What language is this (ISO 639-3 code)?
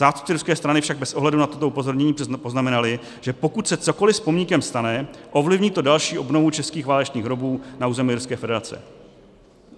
ces